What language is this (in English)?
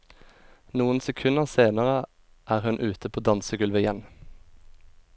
Norwegian